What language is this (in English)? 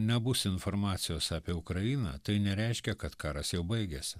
Lithuanian